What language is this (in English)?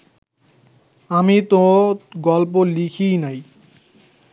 Bangla